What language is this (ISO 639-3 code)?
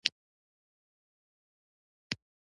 pus